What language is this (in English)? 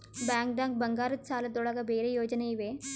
Kannada